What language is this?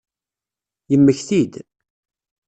Kabyle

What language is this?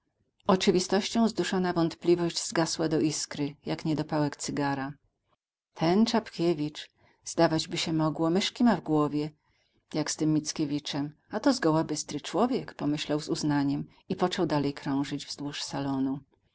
Polish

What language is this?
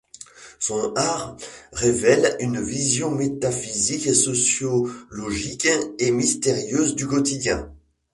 French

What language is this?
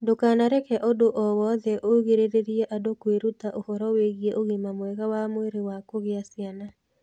Kikuyu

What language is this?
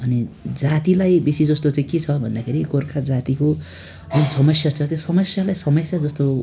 Nepali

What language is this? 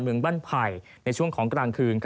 Thai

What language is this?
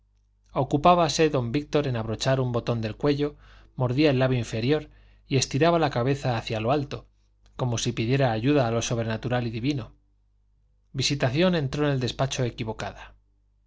Spanish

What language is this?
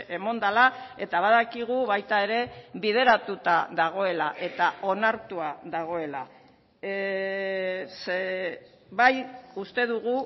Basque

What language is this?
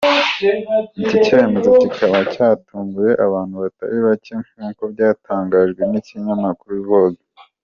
Kinyarwanda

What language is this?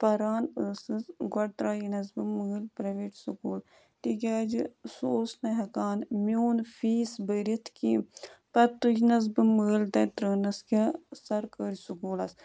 Kashmiri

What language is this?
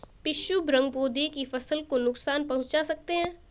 Hindi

